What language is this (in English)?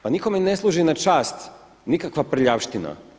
Croatian